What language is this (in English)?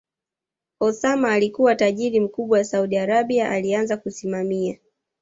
Swahili